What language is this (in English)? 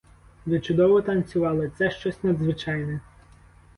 Ukrainian